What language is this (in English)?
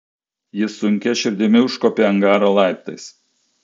Lithuanian